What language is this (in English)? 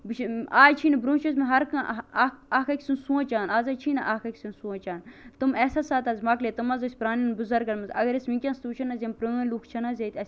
Kashmiri